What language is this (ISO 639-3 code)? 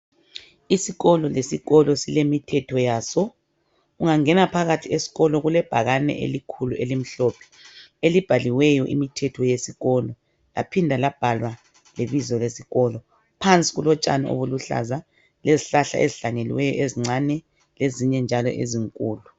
nde